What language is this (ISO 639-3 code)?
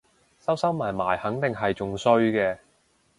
yue